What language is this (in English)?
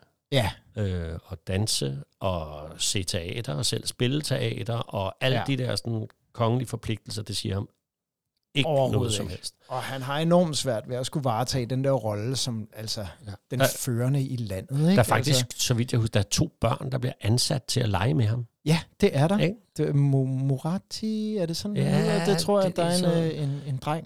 Danish